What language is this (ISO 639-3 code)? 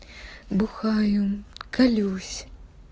rus